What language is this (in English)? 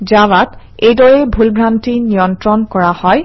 Assamese